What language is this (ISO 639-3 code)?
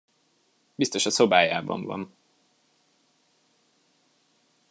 hun